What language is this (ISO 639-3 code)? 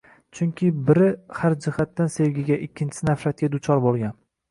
uzb